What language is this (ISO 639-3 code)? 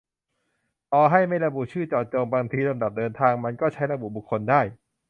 tha